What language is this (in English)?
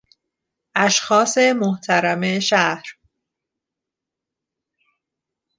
Persian